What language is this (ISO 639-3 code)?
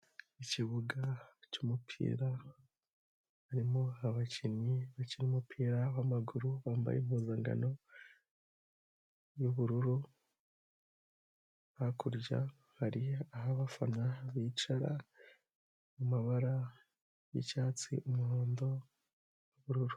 kin